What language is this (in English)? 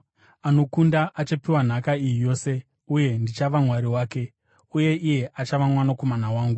Shona